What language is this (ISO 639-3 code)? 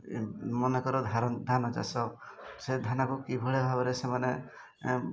ori